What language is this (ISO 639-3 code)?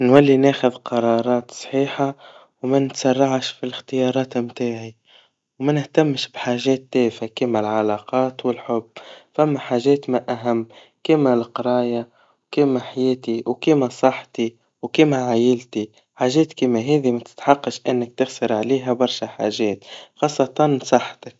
aeb